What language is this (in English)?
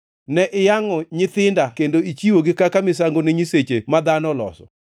Luo (Kenya and Tanzania)